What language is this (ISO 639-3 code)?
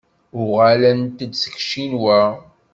kab